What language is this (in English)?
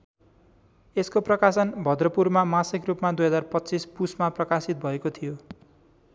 Nepali